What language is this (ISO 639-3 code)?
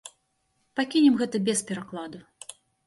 bel